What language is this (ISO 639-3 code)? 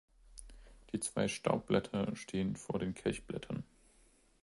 deu